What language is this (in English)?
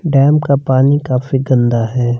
Hindi